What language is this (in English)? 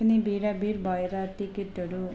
Nepali